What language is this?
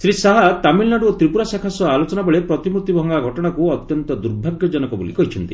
Odia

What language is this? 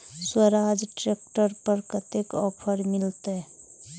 Maithili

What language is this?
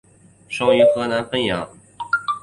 Chinese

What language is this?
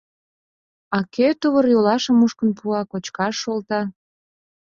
Mari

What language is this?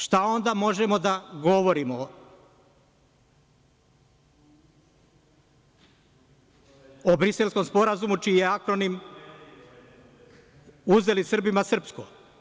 Serbian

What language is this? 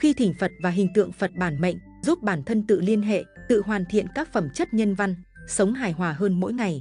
Vietnamese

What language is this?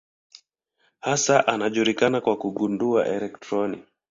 Swahili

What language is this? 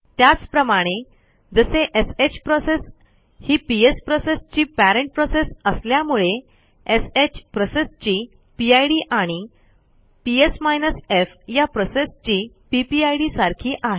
Marathi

